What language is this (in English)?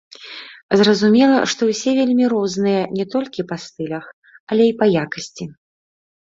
Belarusian